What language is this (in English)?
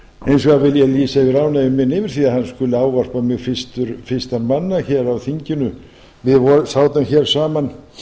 Icelandic